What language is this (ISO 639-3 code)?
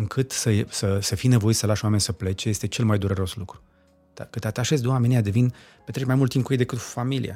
ron